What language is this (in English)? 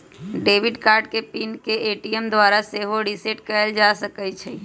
Magahi